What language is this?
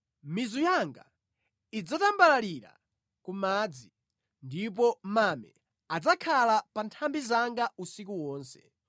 Nyanja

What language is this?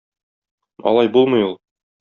Tatar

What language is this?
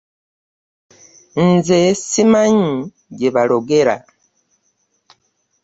Ganda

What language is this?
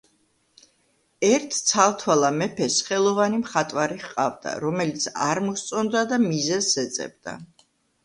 Georgian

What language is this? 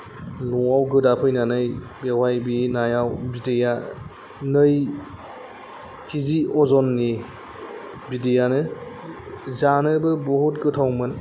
Bodo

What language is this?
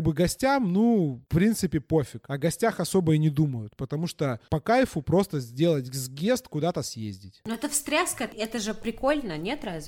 Russian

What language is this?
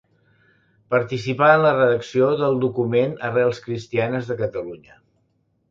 Catalan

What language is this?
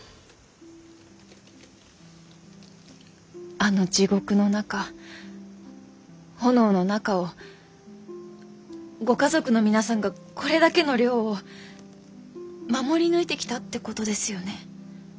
Japanese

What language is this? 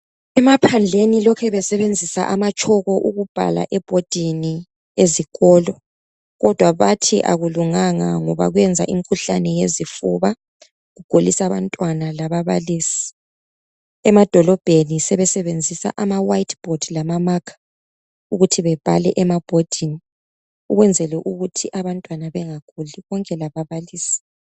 North Ndebele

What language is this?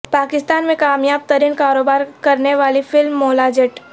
Urdu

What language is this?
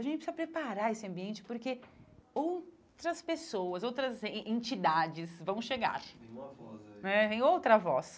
Portuguese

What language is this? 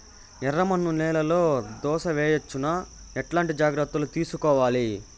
Telugu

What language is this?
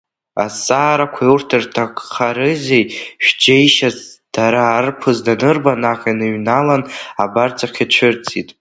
Abkhazian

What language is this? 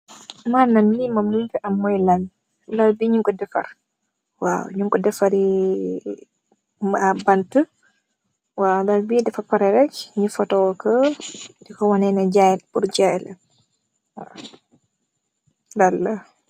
Wolof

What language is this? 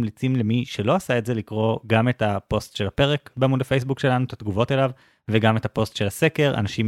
Hebrew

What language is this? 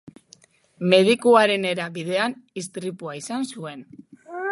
Basque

